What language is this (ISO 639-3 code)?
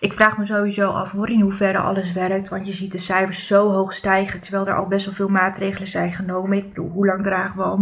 nld